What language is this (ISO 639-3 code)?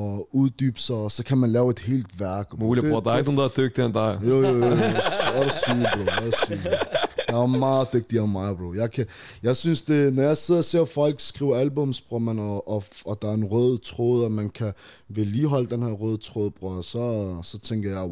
dan